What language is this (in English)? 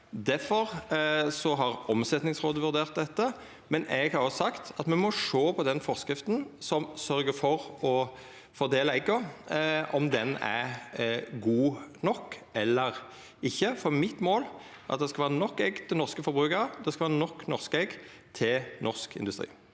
Norwegian